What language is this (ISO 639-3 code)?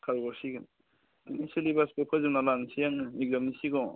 brx